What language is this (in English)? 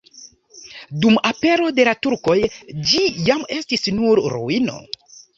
Esperanto